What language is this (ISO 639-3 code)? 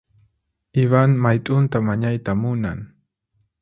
qxp